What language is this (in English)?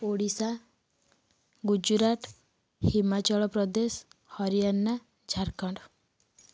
Odia